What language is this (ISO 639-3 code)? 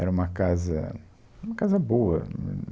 por